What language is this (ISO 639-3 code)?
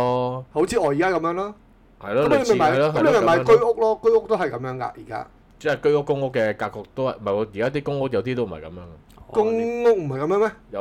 zho